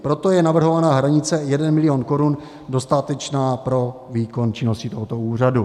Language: Czech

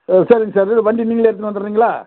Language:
Tamil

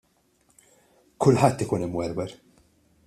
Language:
Maltese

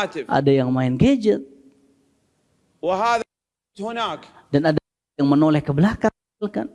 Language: Indonesian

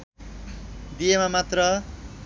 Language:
Nepali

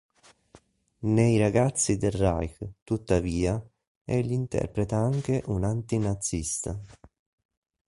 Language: Italian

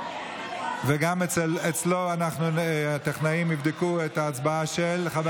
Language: Hebrew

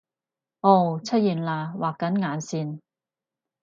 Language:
Cantonese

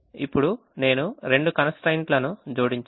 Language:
Telugu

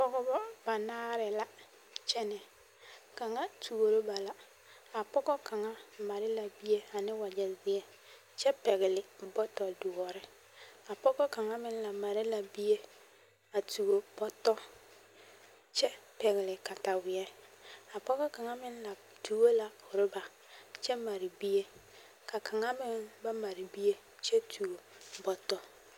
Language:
Southern Dagaare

